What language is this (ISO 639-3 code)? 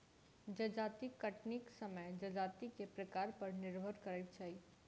mai